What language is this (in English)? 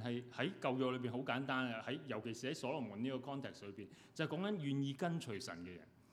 Chinese